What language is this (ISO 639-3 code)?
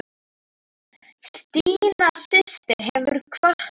isl